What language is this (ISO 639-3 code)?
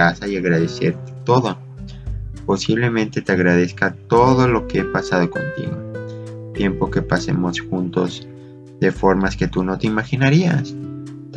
spa